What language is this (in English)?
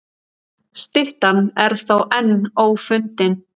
Icelandic